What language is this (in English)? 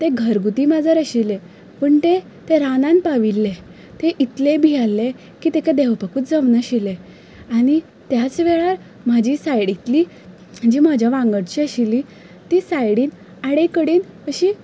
Konkani